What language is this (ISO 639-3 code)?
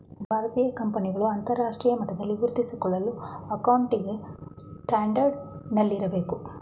kan